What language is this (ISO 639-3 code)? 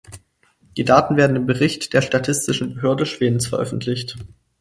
deu